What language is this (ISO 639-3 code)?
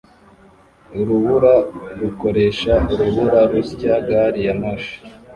kin